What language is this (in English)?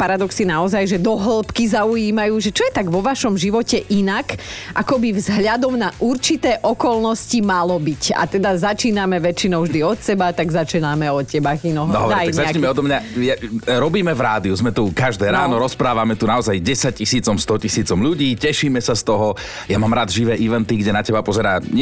Slovak